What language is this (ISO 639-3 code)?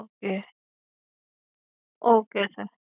guj